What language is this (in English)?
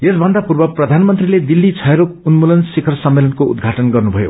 Nepali